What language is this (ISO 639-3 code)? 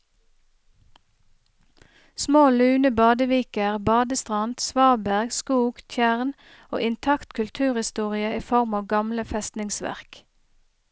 nor